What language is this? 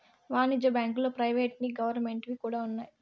Telugu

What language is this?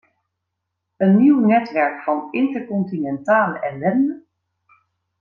Dutch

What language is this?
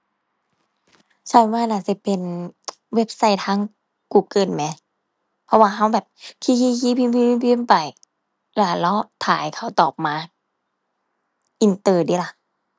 Thai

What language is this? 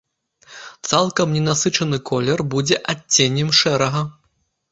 Belarusian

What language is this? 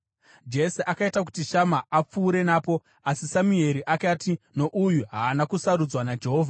Shona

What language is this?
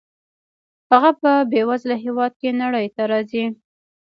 Pashto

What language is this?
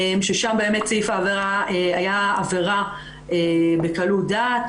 Hebrew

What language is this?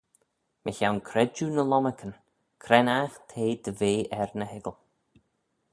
Manx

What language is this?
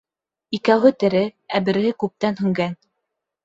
Bashkir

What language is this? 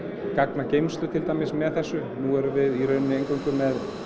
Icelandic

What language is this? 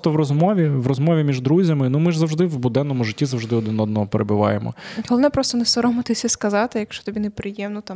Ukrainian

